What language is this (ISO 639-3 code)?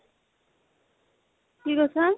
asm